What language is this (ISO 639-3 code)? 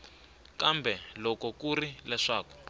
tso